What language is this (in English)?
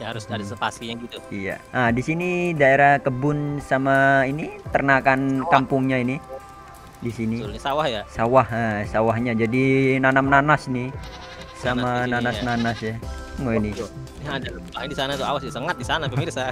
Indonesian